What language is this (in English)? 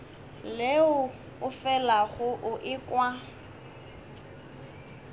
Northern Sotho